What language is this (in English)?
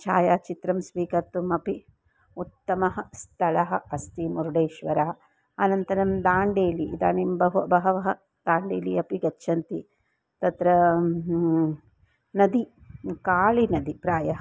Sanskrit